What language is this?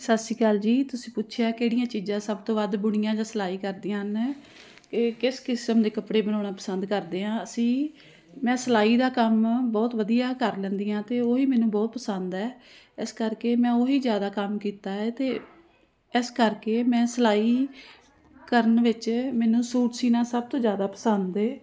Punjabi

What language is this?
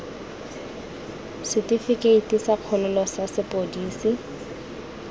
Tswana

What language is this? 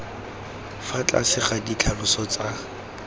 Tswana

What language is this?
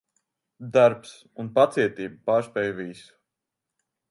Latvian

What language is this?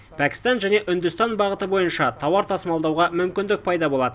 Kazakh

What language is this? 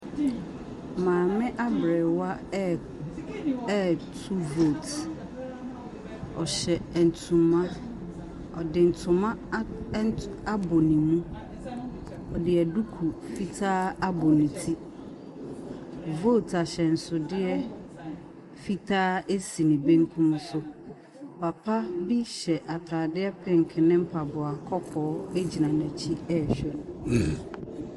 Akan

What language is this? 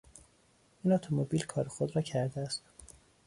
Persian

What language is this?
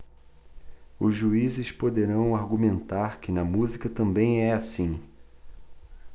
Portuguese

